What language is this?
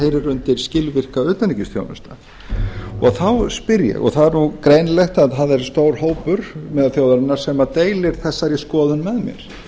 Icelandic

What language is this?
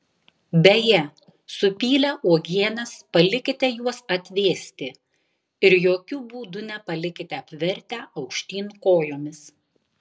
Lithuanian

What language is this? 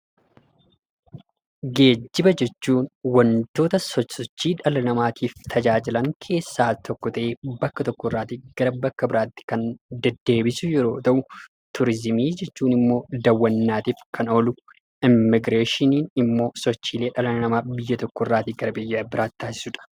Oromo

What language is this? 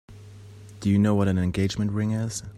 English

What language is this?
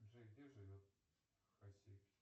Russian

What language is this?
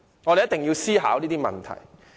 Cantonese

